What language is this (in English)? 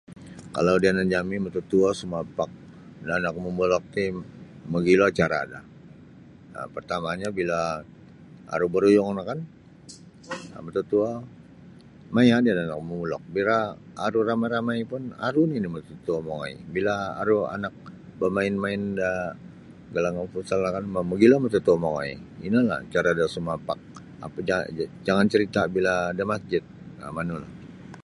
Sabah Bisaya